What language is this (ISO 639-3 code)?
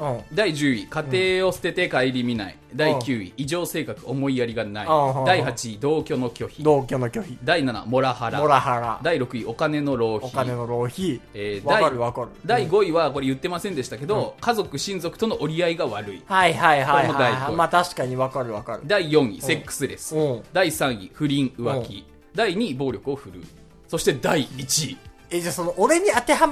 jpn